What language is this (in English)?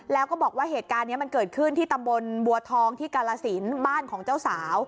Thai